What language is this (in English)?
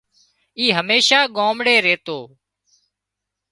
Wadiyara Koli